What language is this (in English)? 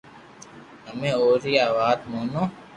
Loarki